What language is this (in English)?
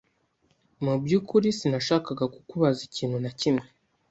Kinyarwanda